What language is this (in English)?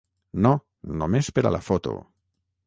Catalan